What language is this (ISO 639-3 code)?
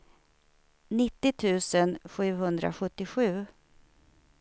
swe